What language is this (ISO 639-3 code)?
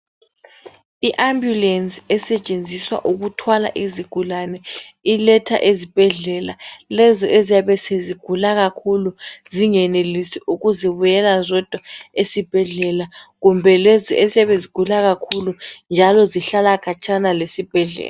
nde